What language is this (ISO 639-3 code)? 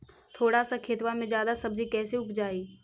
mag